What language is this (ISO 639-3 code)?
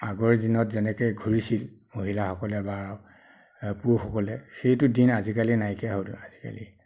asm